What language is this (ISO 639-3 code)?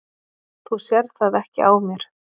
isl